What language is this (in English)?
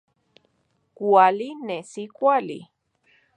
Central Puebla Nahuatl